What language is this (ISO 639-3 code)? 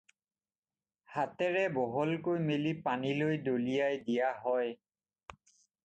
asm